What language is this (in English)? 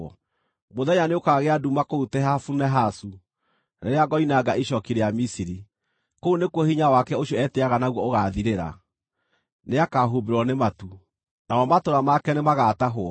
Kikuyu